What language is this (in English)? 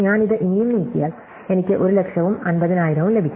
Malayalam